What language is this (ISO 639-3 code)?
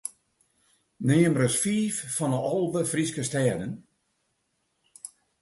fry